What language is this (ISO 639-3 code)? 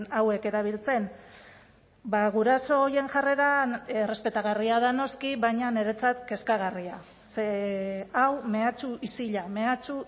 eus